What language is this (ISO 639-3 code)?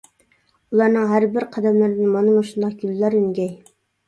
uig